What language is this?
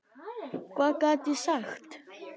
Icelandic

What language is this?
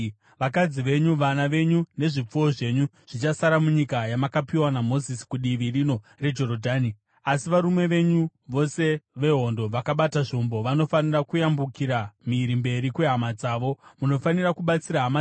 Shona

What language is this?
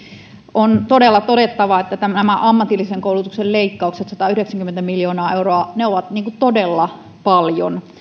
Finnish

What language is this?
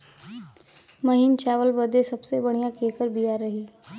Bhojpuri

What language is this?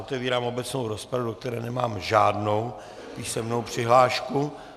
Czech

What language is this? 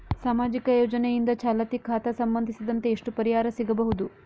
Kannada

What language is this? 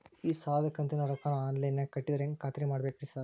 Kannada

